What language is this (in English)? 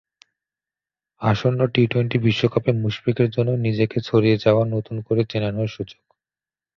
Bangla